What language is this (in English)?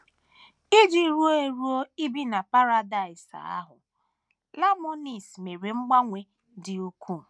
Igbo